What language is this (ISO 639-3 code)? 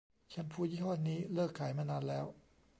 tha